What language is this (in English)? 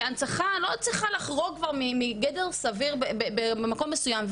Hebrew